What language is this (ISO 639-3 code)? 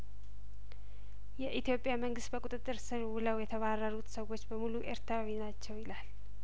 amh